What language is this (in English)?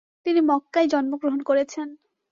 Bangla